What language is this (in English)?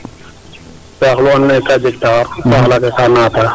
Serer